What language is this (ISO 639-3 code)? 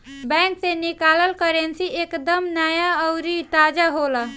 bho